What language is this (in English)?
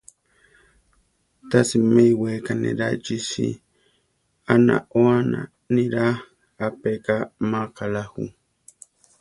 Central Tarahumara